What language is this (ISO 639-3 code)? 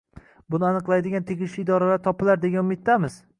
uzb